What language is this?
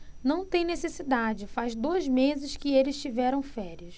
Portuguese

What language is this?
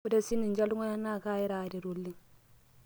Masai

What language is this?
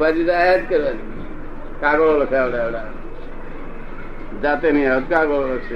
Gujarati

